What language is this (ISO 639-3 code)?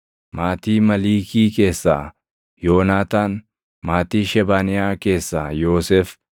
orm